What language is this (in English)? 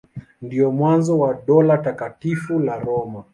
Swahili